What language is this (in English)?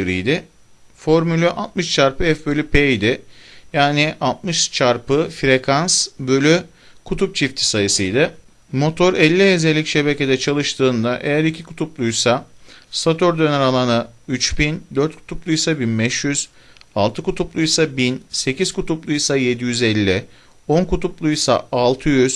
Turkish